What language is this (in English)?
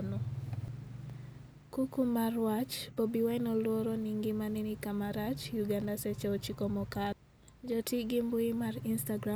Luo (Kenya and Tanzania)